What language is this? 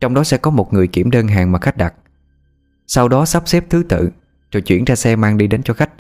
Vietnamese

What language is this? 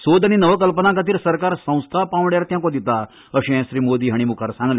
Konkani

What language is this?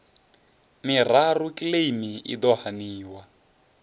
Venda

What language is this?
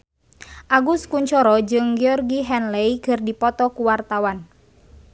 Sundanese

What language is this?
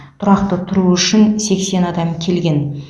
Kazakh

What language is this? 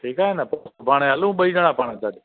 Sindhi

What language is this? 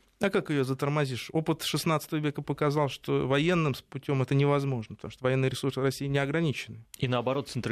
Russian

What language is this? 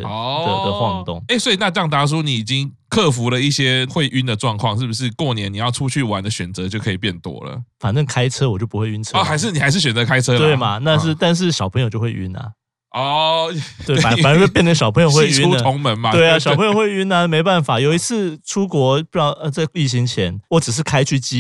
Chinese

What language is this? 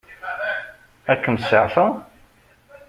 Kabyle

